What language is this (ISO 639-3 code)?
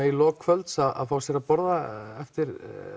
isl